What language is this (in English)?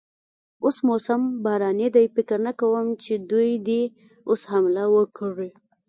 Pashto